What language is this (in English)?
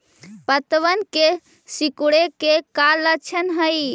Magahi